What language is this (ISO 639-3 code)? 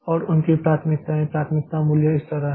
hin